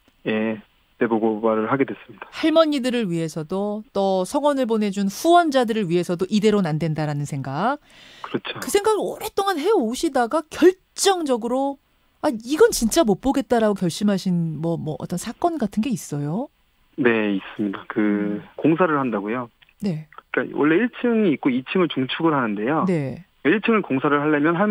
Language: Korean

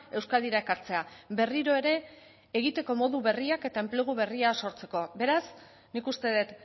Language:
Basque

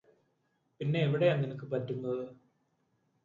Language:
Malayalam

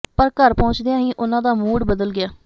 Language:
Punjabi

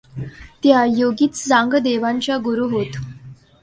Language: Marathi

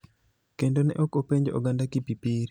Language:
Luo (Kenya and Tanzania)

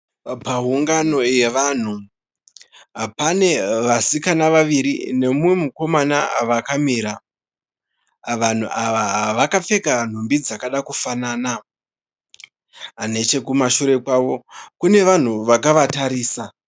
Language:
Shona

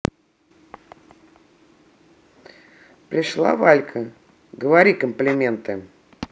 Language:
Russian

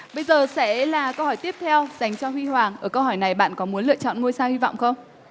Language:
Vietnamese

